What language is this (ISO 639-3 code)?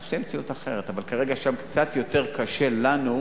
heb